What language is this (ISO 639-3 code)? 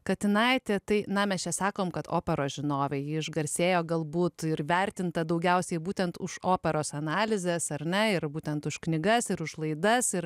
lit